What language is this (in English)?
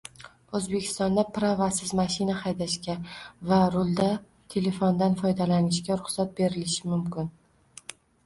Uzbek